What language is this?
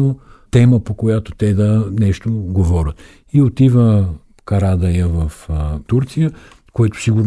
Bulgarian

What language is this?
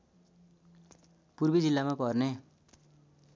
Nepali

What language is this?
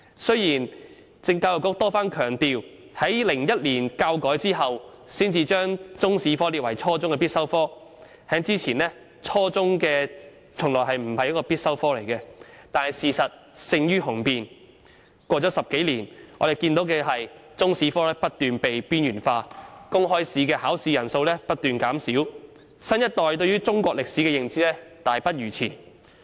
Cantonese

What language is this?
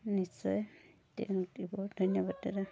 Assamese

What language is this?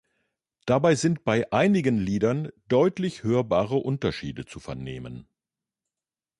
German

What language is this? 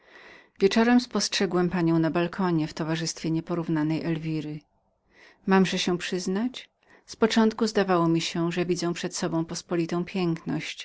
Polish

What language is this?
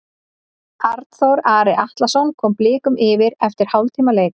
Icelandic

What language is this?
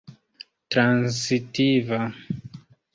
Esperanto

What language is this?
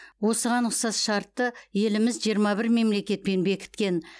Kazakh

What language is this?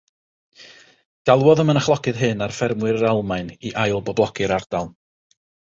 Welsh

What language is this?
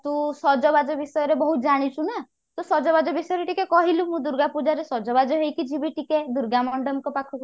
Odia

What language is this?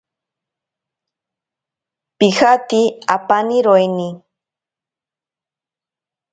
Ashéninka Perené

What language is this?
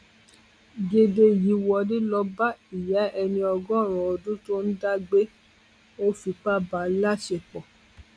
Yoruba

